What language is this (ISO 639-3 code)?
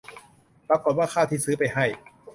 tha